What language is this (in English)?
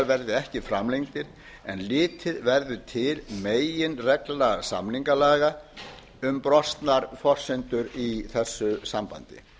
Icelandic